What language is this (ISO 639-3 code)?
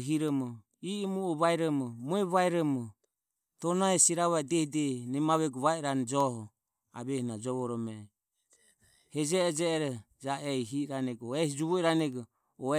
aom